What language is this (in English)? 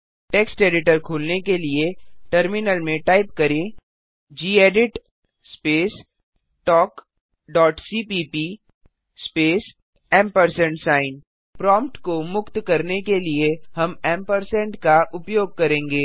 Hindi